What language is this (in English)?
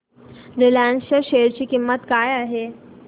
Marathi